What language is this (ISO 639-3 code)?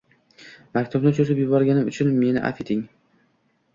uzb